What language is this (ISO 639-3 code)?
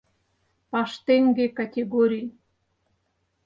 chm